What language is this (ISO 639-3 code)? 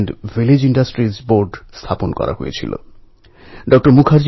ben